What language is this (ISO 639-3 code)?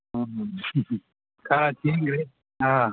mni